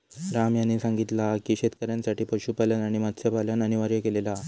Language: Marathi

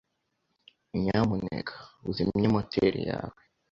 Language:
Kinyarwanda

